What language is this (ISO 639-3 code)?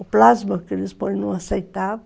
por